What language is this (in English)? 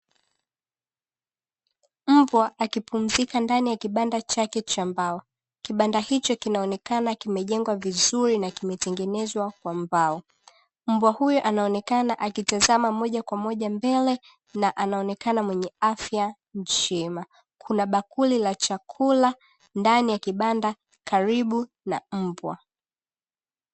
Swahili